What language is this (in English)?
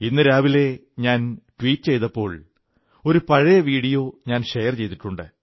Malayalam